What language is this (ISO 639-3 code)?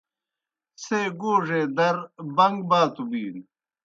plk